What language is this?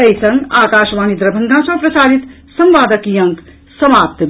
Maithili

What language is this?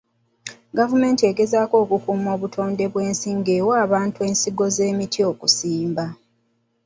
Ganda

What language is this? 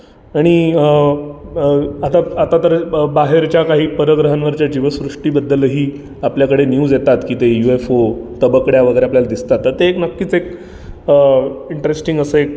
Marathi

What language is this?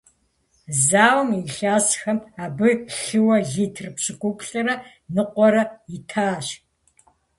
Kabardian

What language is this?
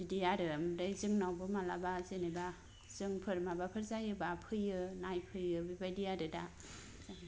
Bodo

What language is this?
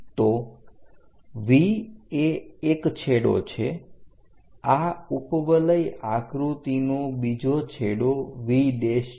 Gujarati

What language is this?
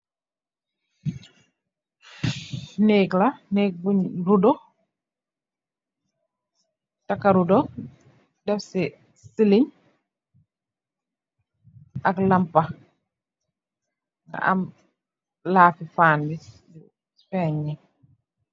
Wolof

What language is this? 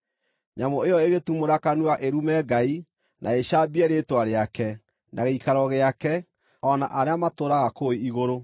Kikuyu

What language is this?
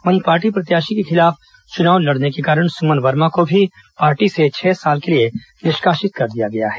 Hindi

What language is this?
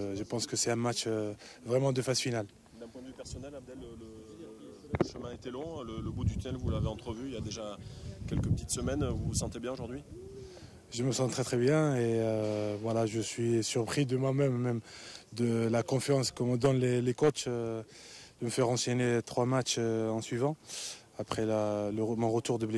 French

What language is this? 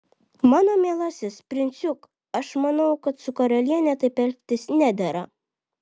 Lithuanian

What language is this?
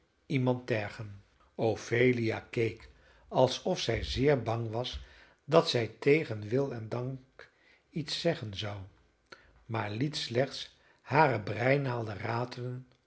Dutch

